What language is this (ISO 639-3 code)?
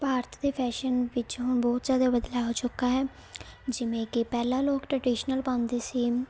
pan